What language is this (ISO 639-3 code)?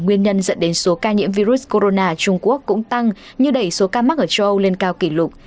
vie